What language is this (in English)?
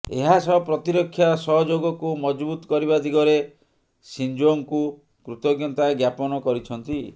Odia